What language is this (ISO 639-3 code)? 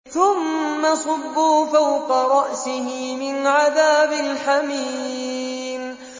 ara